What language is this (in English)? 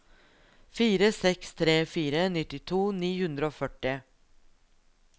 Norwegian